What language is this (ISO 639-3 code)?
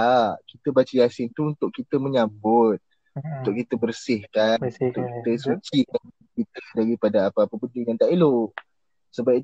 msa